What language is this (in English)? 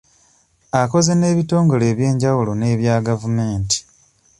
Ganda